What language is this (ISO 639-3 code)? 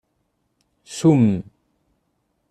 kab